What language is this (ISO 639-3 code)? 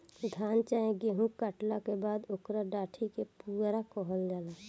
bho